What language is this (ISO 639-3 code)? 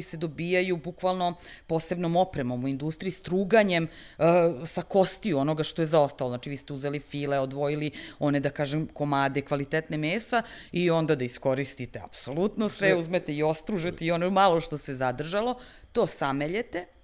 hrv